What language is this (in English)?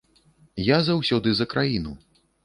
Belarusian